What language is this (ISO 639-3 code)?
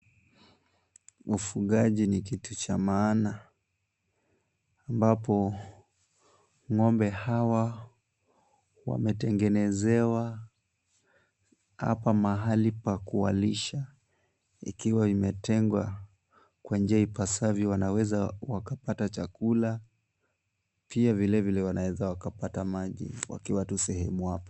swa